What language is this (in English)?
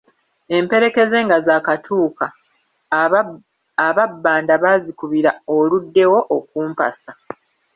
Ganda